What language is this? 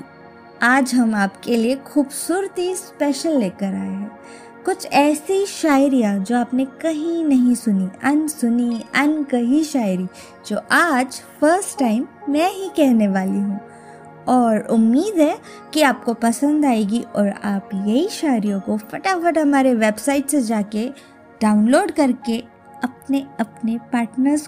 Hindi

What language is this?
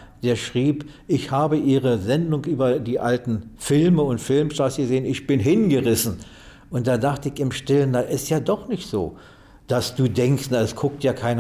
German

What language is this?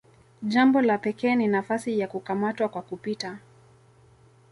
Swahili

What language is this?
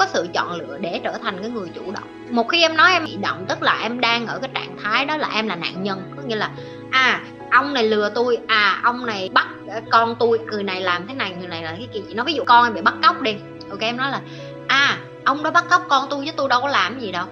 Vietnamese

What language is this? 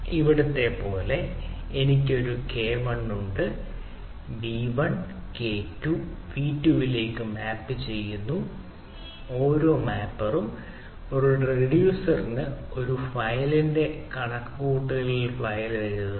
Malayalam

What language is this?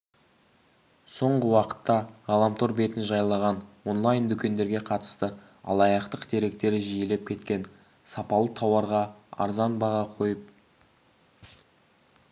Kazakh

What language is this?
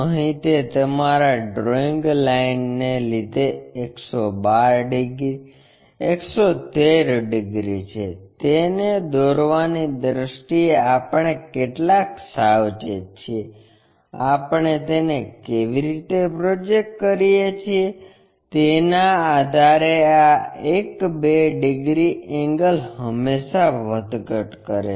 Gujarati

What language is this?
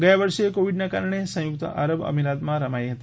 Gujarati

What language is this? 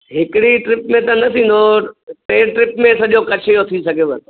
Sindhi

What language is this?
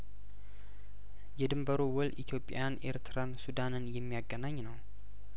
Amharic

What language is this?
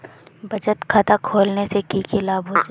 Magahi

